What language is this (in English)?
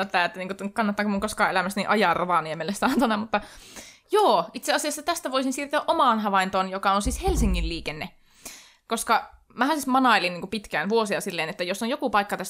Finnish